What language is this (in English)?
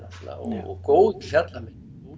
Icelandic